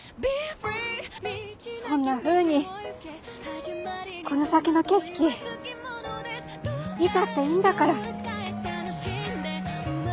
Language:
Japanese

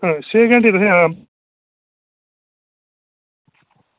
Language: Dogri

